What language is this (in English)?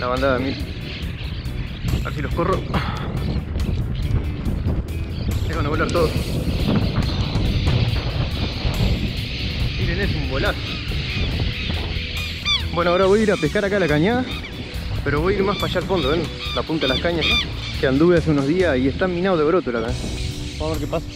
Spanish